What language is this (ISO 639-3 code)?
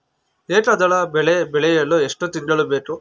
kan